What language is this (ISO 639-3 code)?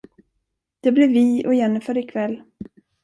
swe